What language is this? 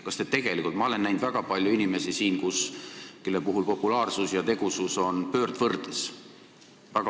Estonian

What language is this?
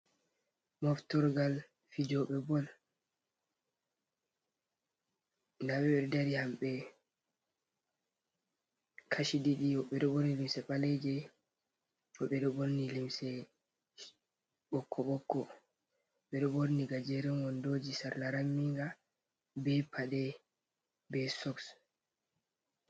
Fula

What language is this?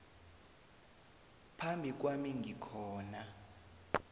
South Ndebele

